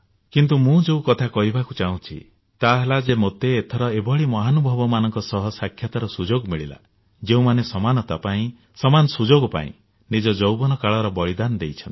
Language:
Odia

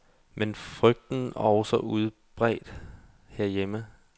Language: Danish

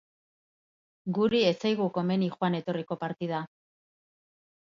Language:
Basque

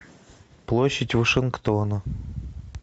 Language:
Russian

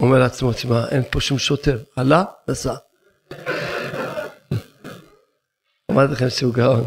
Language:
Hebrew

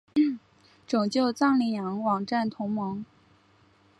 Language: Chinese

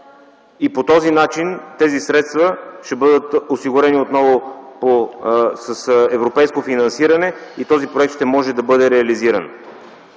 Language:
Bulgarian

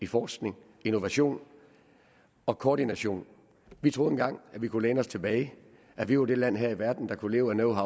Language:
Danish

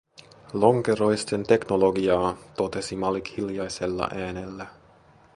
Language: Finnish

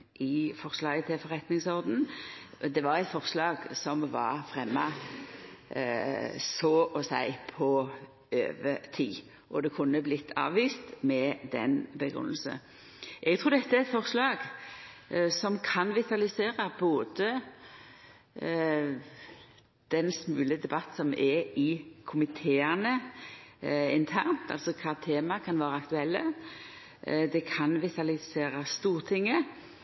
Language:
Norwegian Nynorsk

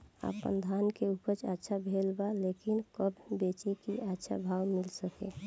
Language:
Bhojpuri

